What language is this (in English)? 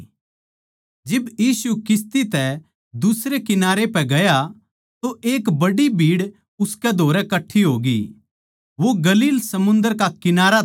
Haryanvi